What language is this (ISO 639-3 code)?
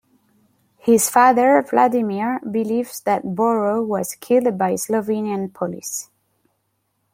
eng